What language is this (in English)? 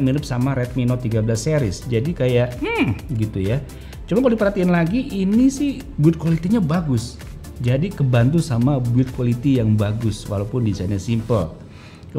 Indonesian